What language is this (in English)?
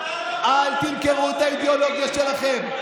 Hebrew